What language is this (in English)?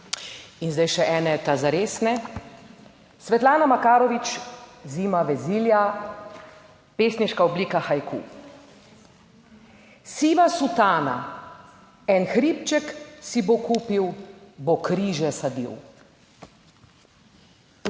Slovenian